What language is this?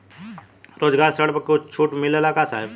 Bhojpuri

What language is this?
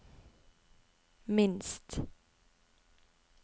Norwegian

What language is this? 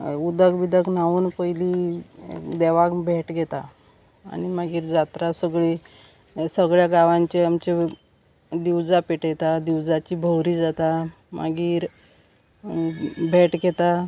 Konkani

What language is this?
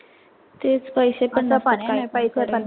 Marathi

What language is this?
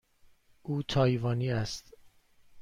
Persian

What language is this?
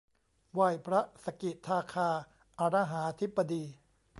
Thai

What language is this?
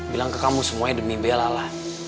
Indonesian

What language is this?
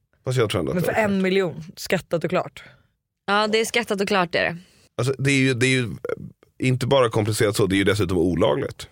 Swedish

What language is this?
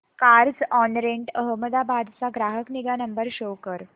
Marathi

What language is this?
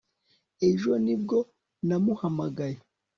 Kinyarwanda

